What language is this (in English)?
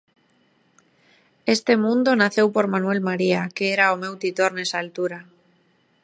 Galician